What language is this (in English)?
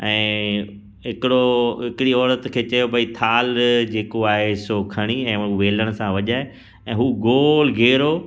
Sindhi